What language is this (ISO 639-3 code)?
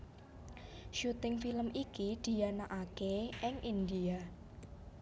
jav